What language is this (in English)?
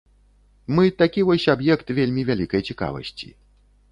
Belarusian